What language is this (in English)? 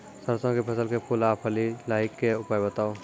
Maithili